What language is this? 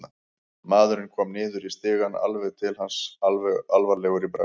Icelandic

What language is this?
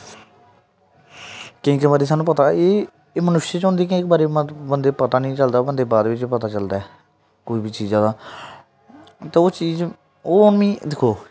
Dogri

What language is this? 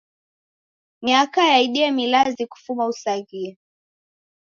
Taita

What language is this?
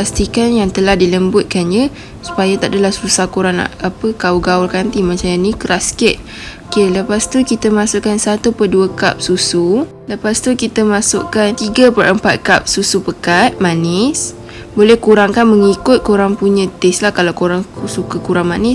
Malay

